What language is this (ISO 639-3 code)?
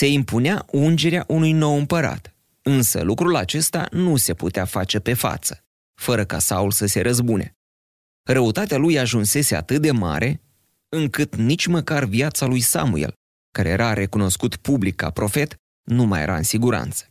ron